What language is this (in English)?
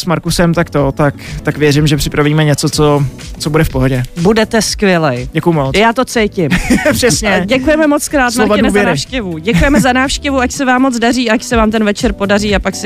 Czech